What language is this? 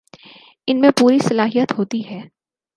Urdu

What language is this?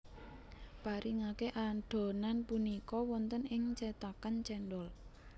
Javanese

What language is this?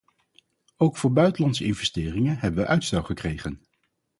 Dutch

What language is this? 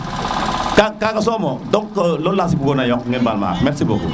Serer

